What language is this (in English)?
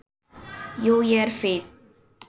Icelandic